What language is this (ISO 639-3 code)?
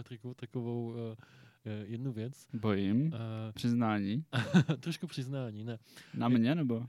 ces